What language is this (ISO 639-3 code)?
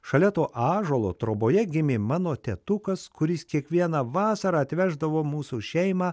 lit